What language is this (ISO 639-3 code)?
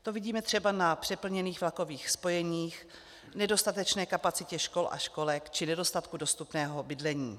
ces